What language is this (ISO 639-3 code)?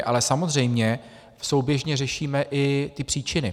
ces